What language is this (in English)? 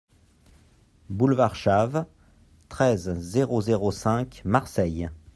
French